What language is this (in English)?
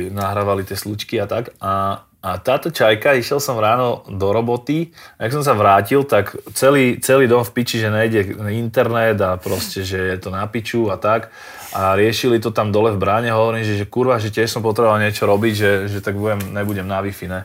Slovak